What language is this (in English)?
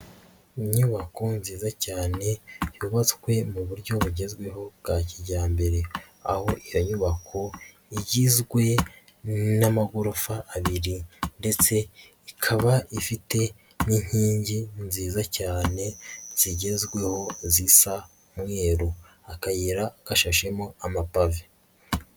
Kinyarwanda